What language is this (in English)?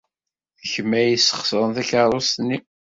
Kabyle